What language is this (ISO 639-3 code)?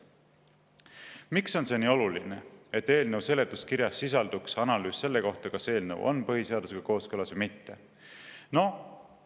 est